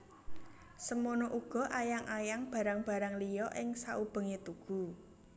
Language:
Javanese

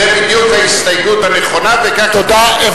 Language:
Hebrew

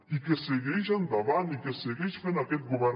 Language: Catalan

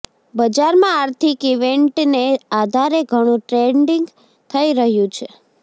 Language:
Gujarati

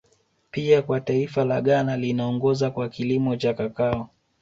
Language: Swahili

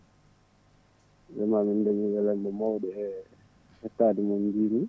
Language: Fula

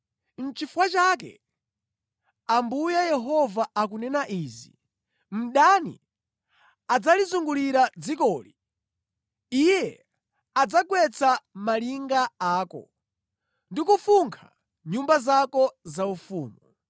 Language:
Nyanja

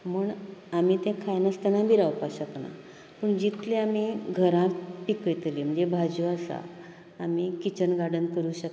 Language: Konkani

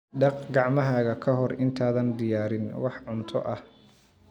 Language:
Somali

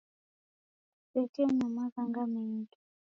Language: Taita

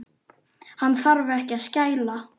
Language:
Icelandic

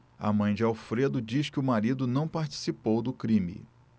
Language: Portuguese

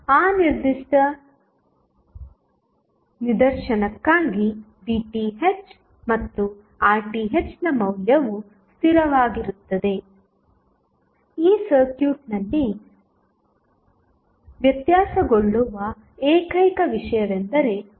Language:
Kannada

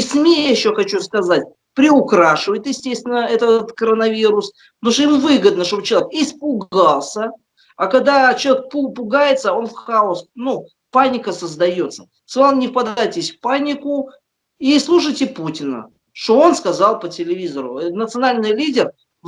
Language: Russian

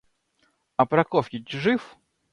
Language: Russian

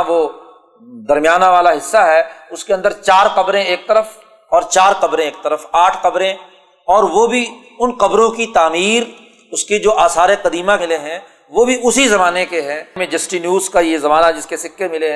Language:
Urdu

